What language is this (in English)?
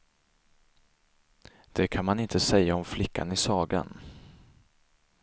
Swedish